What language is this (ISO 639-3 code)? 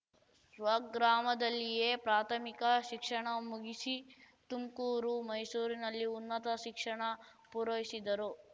kan